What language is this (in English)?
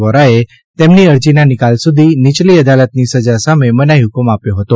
Gujarati